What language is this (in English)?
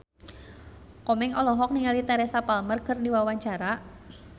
Sundanese